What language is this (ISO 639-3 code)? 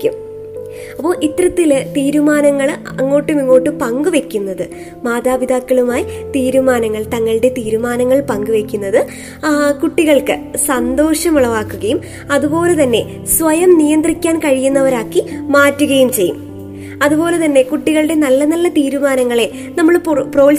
mal